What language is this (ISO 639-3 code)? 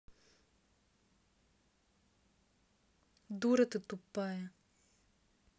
rus